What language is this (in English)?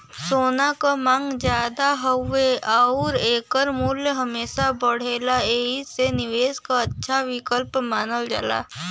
Bhojpuri